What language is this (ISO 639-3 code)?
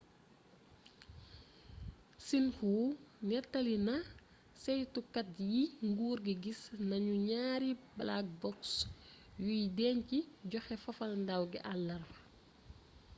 wol